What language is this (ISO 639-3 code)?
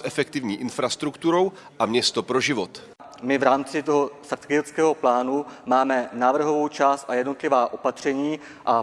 ces